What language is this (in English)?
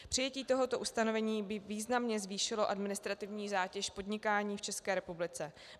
Czech